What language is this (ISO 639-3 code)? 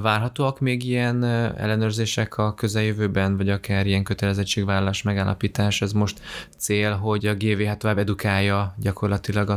hun